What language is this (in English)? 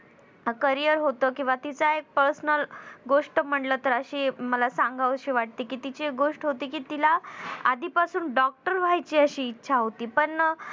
Marathi